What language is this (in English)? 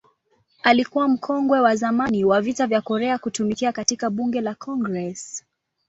Swahili